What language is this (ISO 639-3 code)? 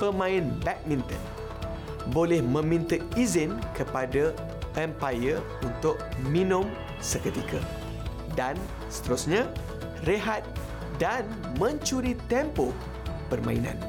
msa